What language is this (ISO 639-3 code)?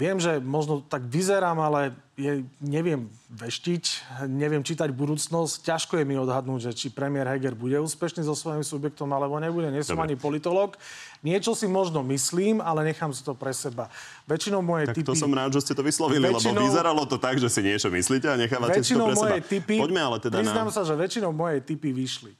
slk